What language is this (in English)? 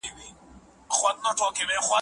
Pashto